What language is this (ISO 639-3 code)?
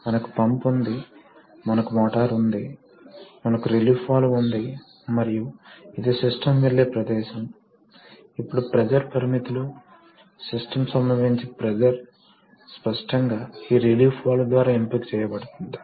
tel